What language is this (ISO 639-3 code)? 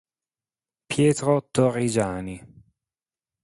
ita